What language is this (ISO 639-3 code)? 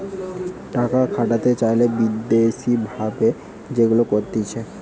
ben